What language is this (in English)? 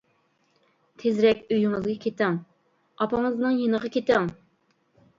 Uyghur